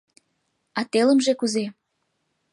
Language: Mari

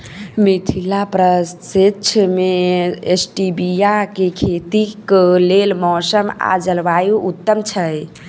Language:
Maithili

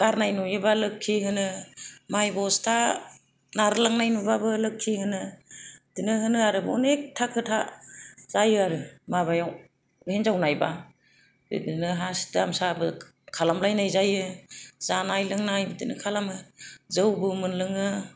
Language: Bodo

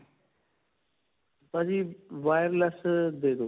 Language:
Punjabi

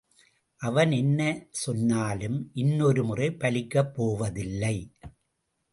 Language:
Tamil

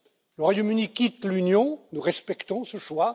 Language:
French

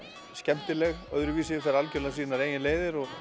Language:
Icelandic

